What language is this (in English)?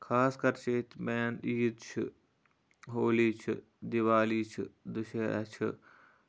Kashmiri